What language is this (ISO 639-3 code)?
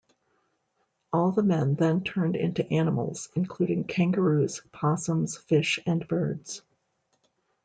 eng